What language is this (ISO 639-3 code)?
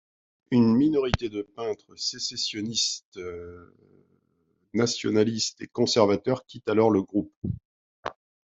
fra